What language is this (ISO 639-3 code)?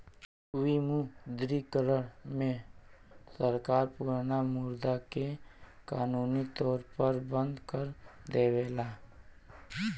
bho